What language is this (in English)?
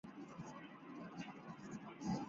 Chinese